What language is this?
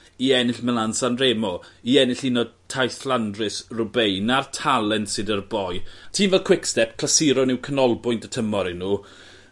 Welsh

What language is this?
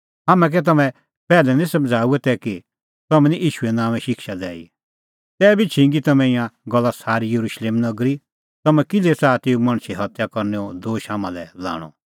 Kullu Pahari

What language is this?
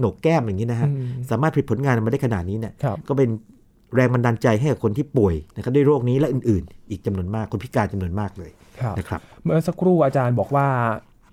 Thai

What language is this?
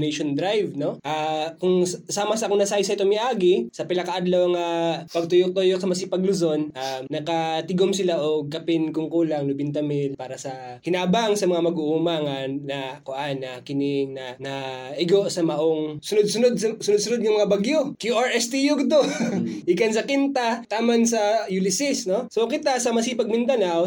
Filipino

